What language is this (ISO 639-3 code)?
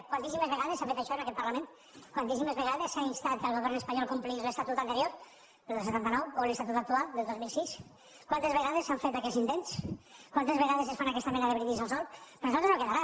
cat